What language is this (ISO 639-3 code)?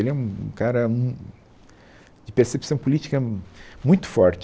por